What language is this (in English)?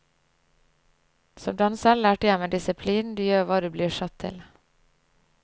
Norwegian